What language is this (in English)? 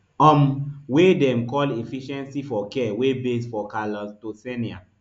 Nigerian Pidgin